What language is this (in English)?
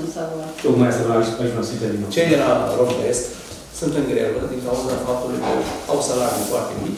Romanian